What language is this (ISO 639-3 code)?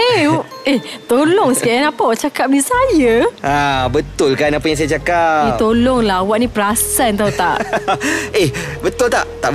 msa